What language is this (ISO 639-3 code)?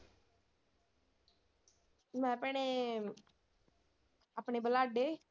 pan